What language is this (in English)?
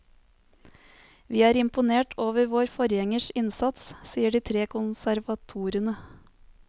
Norwegian